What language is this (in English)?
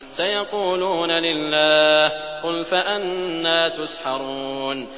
Arabic